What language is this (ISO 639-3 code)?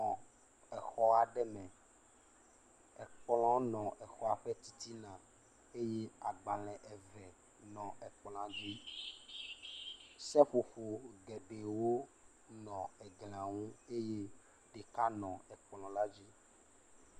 ewe